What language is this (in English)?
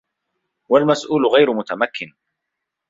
Arabic